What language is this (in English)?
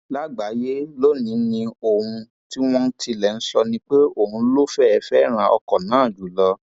Yoruba